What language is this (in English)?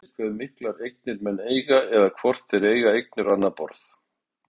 Icelandic